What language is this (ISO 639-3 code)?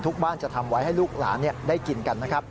tha